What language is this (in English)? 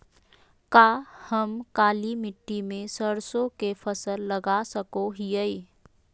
Magahi